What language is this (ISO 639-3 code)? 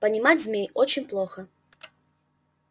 rus